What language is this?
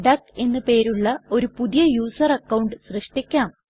Malayalam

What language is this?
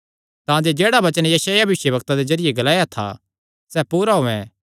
Kangri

